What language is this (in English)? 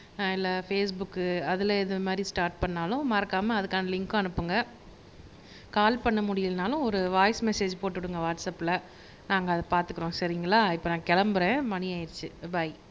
Tamil